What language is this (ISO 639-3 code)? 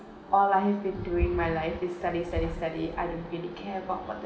eng